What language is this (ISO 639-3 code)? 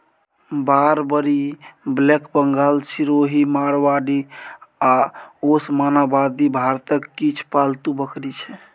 mai